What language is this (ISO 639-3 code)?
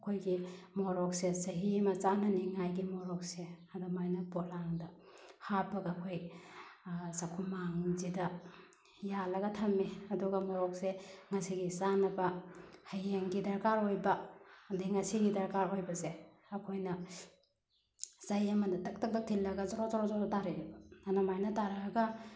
mni